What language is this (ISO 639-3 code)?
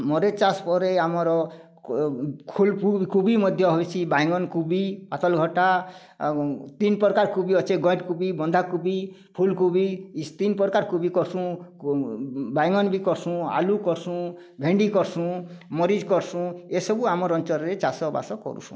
ori